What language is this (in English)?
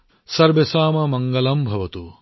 Assamese